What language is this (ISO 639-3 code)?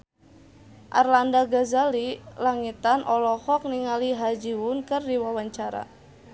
sun